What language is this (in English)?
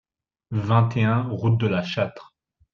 French